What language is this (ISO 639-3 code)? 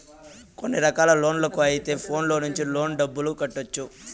tel